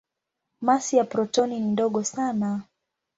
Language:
Swahili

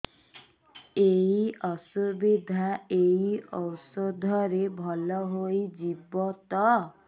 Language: Odia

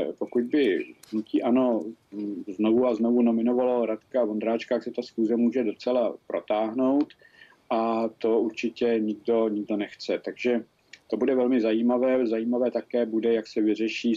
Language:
Czech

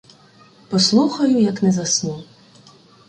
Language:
Ukrainian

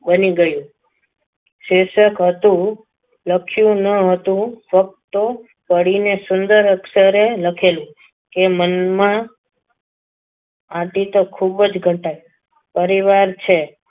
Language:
Gujarati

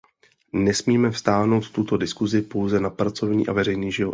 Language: Czech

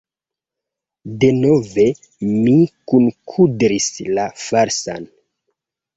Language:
Esperanto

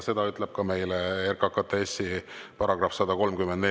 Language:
Estonian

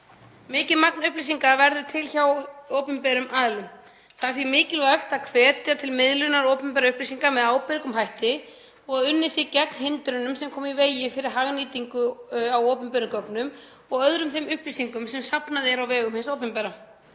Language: Icelandic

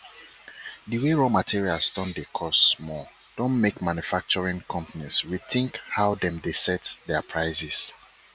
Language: Nigerian Pidgin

